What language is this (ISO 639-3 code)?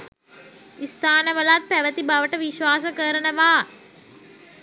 sin